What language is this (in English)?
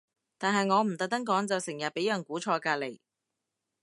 Cantonese